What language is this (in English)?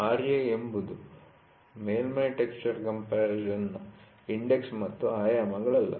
Kannada